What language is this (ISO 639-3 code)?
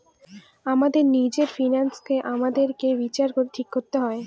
ben